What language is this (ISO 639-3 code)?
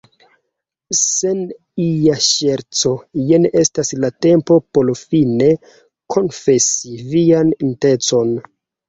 epo